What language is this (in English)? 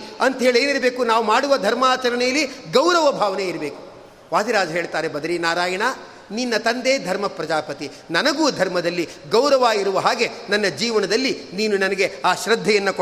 Kannada